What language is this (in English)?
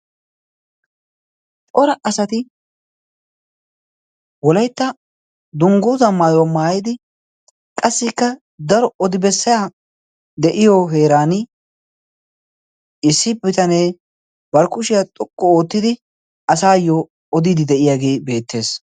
Wolaytta